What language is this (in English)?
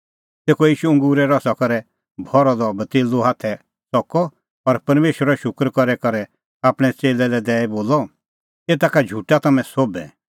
Kullu Pahari